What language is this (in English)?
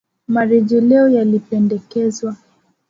Swahili